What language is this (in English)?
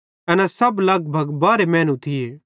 Bhadrawahi